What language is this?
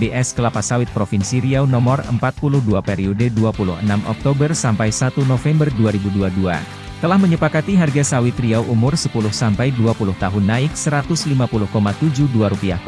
Indonesian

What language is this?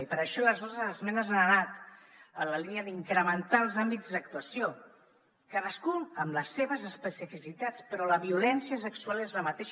Catalan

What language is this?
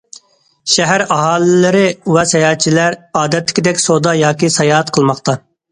Uyghur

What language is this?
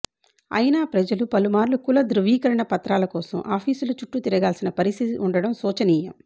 Telugu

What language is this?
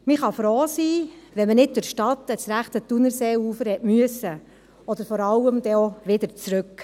Swiss German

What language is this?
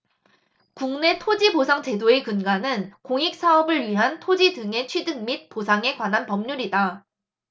Korean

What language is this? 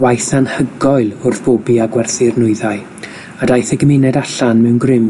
Welsh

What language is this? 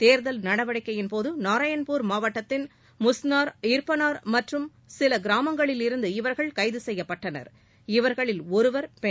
Tamil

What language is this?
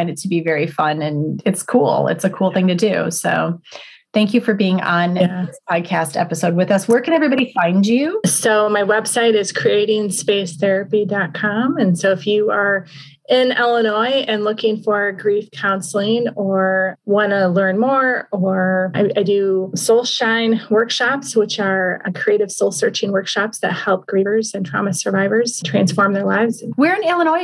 English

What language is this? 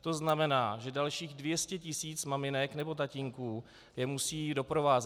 Czech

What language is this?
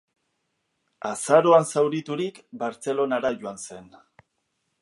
Basque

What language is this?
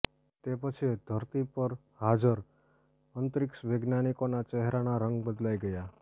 Gujarati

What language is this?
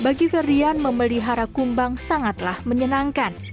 Indonesian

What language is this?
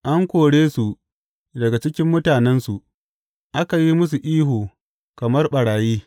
Hausa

